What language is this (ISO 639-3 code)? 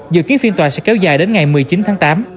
vie